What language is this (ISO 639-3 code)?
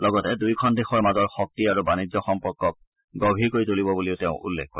asm